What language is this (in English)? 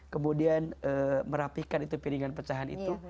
Indonesian